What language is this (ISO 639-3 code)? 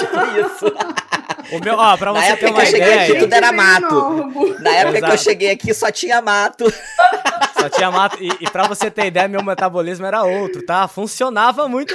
por